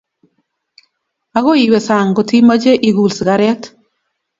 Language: Kalenjin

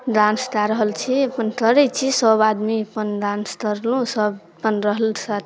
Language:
Maithili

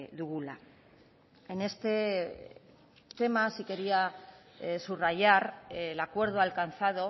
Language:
Spanish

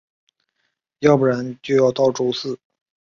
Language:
Chinese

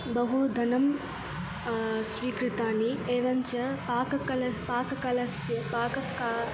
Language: Sanskrit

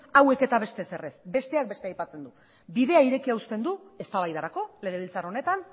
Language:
Basque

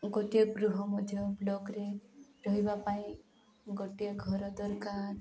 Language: Odia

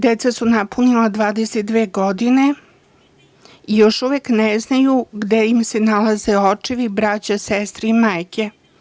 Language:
Serbian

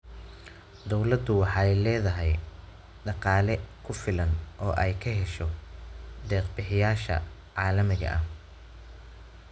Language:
Somali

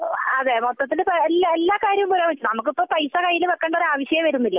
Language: Malayalam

